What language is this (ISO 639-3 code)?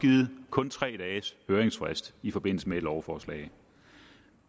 dan